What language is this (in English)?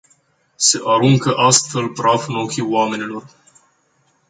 Romanian